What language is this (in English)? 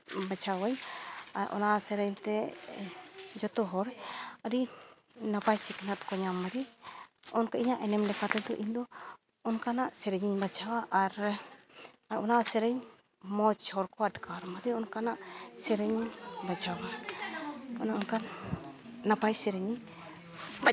Santali